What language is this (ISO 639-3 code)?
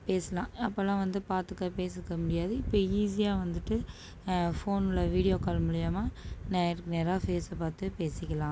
tam